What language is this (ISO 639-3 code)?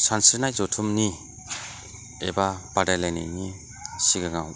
brx